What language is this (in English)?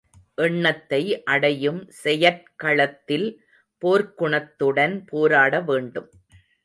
Tamil